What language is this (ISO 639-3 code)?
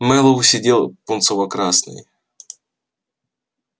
rus